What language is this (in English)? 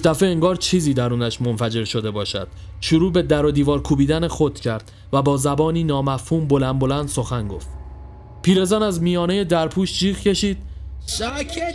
Persian